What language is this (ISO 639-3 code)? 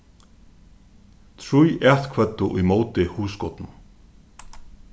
fao